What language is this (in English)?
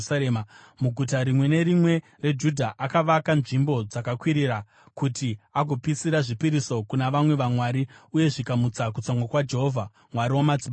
Shona